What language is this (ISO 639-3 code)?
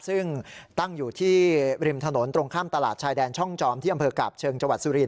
tha